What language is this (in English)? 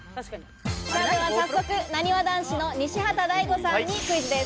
Japanese